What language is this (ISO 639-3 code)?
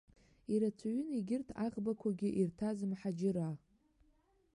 abk